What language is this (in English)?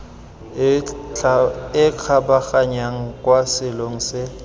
Tswana